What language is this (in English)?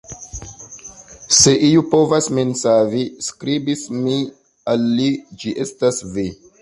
Esperanto